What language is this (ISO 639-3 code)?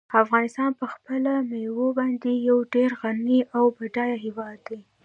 pus